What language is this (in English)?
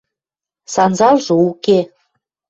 Western Mari